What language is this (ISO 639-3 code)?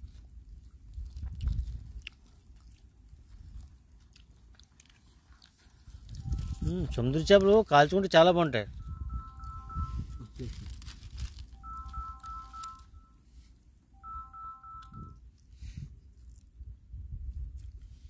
tel